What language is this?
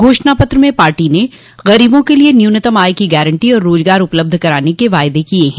Hindi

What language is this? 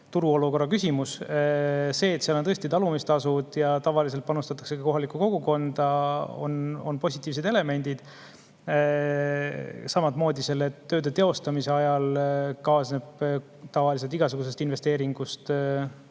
Estonian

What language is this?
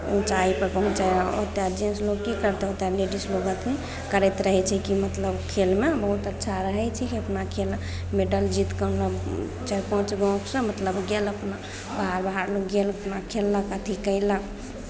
Maithili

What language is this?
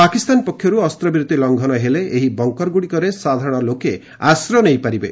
Odia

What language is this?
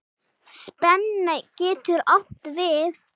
Icelandic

